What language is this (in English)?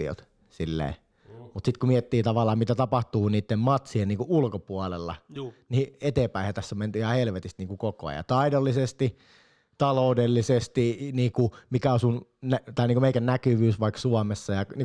Finnish